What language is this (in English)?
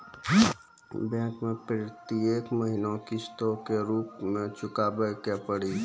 Maithili